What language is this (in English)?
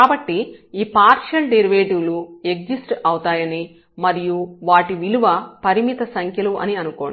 Telugu